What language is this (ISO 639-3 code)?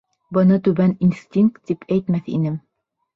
bak